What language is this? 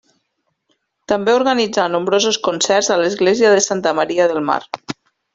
Catalan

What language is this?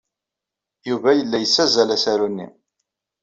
Kabyle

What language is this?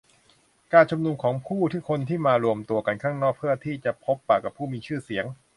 Thai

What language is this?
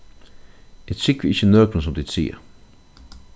Faroese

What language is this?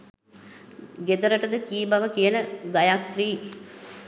Sinhala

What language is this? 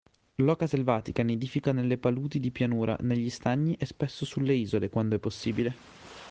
Italian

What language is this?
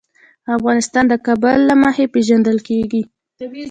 Pashto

